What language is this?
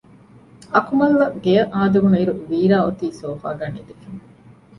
Divehi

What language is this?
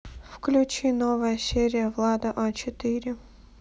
Russian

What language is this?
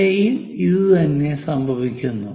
Malayalam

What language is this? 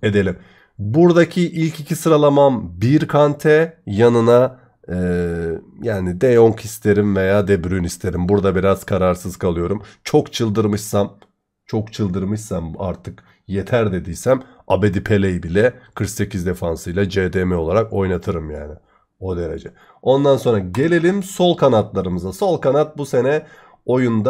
Turkish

